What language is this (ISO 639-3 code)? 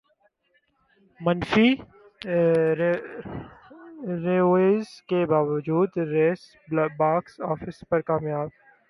urd